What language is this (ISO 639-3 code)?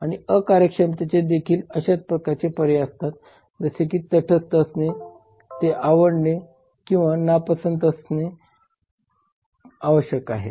mar